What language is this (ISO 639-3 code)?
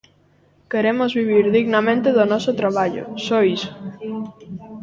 glg